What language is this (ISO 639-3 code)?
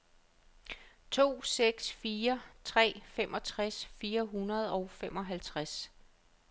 dan